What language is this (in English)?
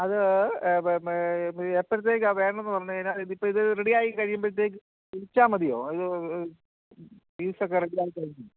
Malayalam